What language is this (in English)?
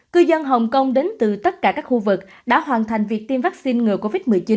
Vietnamese